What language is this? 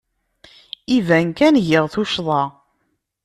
Kabyle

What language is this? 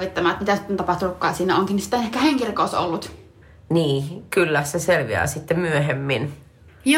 Finnish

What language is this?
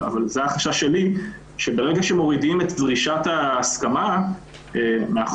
Hebrew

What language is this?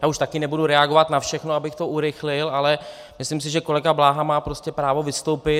Czech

